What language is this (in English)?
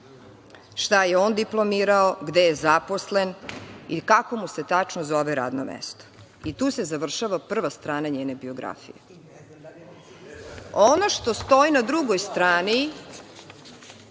Serbian